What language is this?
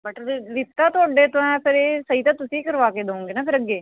Punjabi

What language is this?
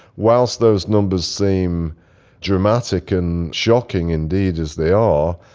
English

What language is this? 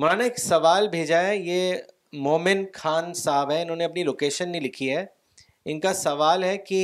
Urdu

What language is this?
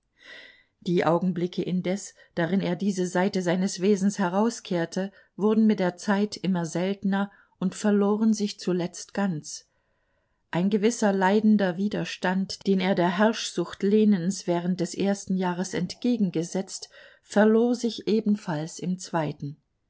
German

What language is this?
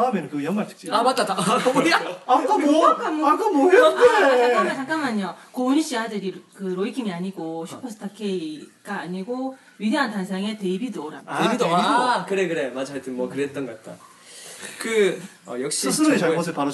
Korean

